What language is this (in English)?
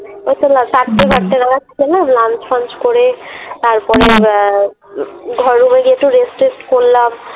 Bangla